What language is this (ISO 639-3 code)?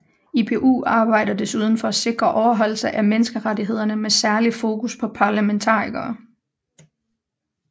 dan